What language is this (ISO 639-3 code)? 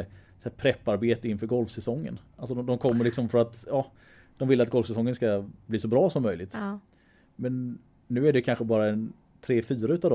swe